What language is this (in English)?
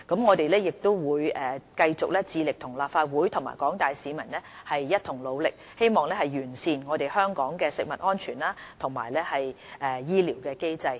Cantonese